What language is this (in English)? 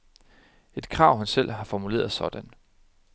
Danish